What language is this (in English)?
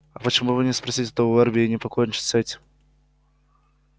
Russian